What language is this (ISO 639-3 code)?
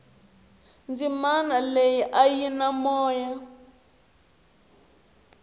tso